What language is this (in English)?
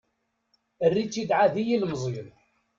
Kabyle